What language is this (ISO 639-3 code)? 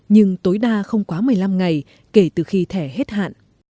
vie